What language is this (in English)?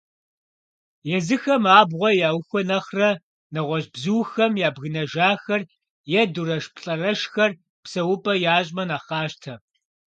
Kabardian